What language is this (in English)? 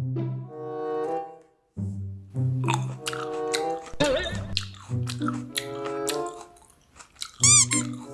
Korean